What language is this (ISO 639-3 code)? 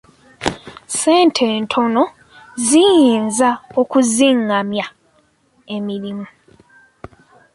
lug